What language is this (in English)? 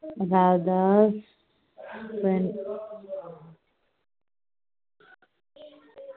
Tamil